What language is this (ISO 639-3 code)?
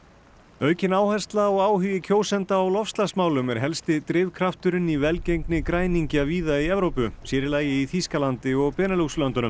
isl